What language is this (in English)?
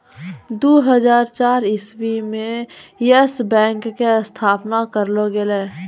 Maithili